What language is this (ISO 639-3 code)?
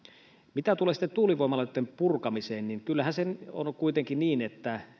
fin